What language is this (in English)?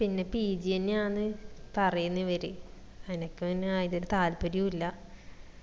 Malayalam